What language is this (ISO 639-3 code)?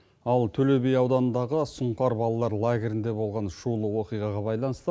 kaz